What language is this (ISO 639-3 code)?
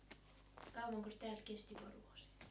fin